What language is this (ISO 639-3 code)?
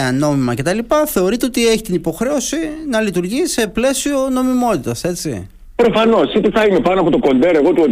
ell